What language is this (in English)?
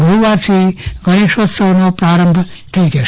Gujarati